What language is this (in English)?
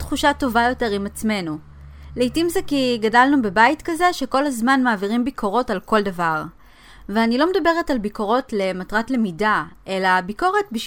Hebrew